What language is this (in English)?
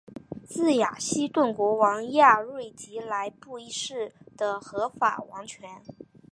Chinese